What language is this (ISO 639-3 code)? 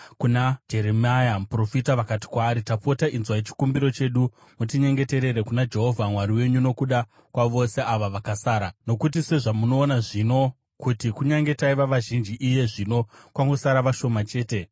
sna